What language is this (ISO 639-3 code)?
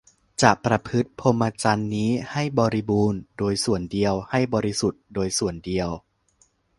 tha